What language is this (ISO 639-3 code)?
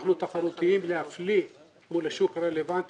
heb